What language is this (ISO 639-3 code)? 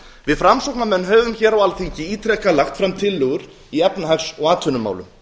isl